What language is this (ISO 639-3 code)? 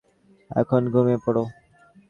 ben